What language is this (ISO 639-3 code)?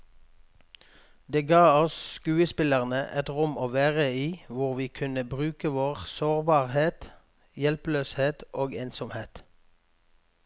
nor